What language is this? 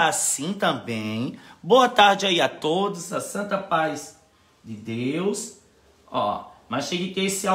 Portuguese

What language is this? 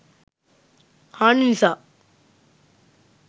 Sinhala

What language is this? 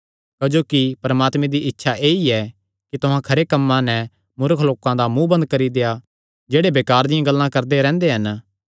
Kangri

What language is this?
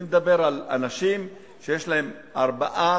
Hebrew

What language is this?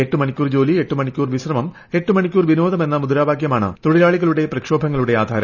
Malayalam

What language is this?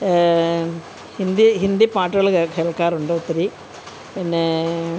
Malayalam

